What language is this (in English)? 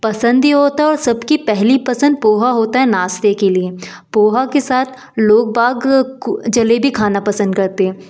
Hindi